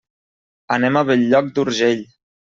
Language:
Catalan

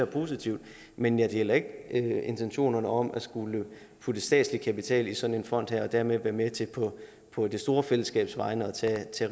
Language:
Danish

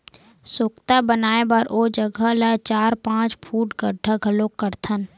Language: Chhattisgarhi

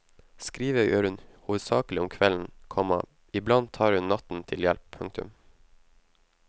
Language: Norwegian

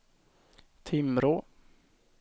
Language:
Swedish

